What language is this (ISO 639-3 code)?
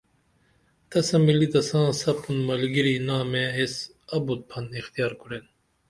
dml